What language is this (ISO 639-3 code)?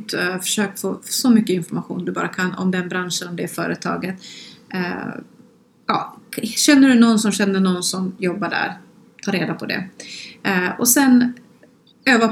swe